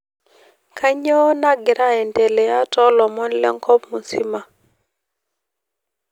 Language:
Masai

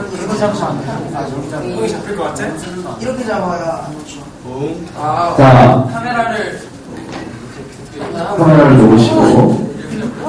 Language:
Korean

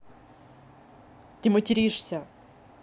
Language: Russian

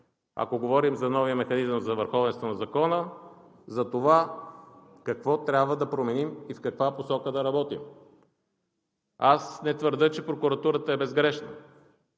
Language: Bulgarian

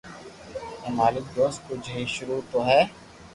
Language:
Loarki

